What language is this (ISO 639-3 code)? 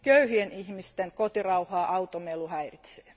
fin